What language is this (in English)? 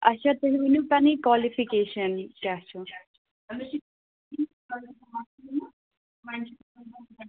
Kashmiri